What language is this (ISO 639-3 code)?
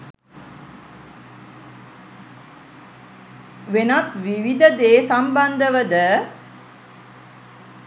sin